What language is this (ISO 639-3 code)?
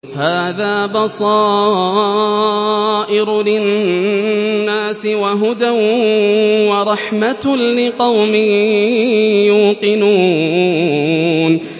ara